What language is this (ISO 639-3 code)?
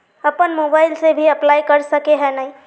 mag